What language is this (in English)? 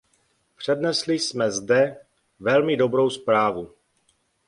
Czech